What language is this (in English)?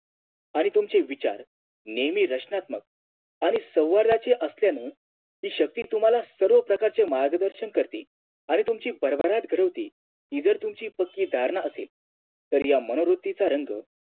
Marathi